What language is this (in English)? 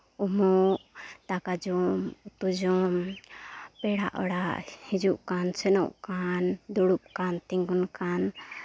Santali